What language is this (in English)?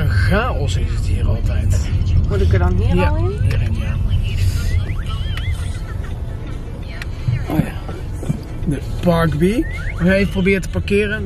Dutch